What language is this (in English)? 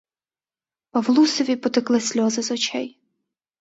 Ukrainian